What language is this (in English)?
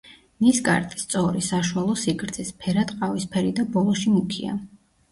Georgian